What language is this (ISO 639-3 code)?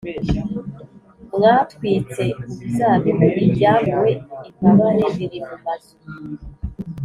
kin